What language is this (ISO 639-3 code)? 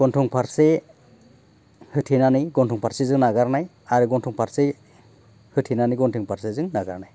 brx